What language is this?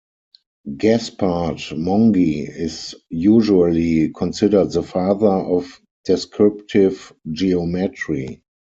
English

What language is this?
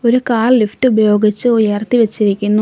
Malayalam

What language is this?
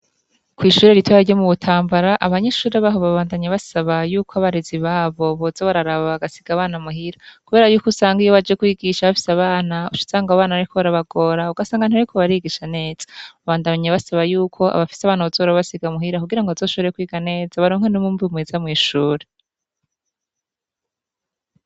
Rundi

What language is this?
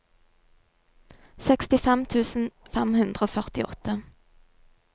Norwegian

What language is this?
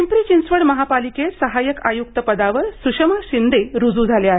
Marathi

